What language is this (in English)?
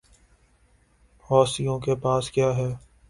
Urdu